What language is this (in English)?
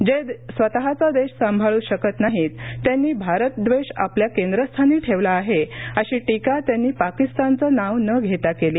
Marathi